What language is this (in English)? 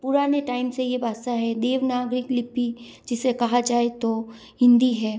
Hindi